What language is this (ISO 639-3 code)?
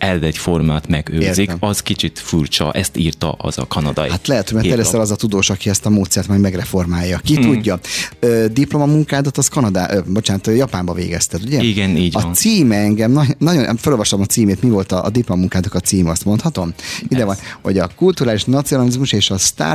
hun